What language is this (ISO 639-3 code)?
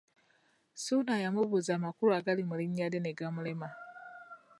lug